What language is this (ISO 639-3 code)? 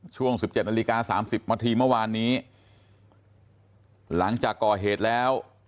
tha